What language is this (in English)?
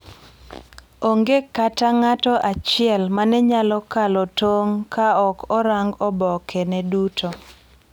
Luo (Kenya and Tanzania)